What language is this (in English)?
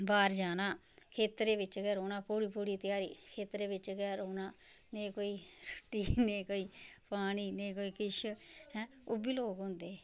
Dogri